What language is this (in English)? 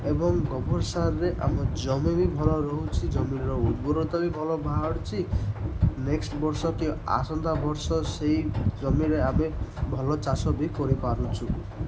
Odia